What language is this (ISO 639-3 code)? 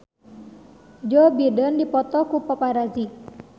sun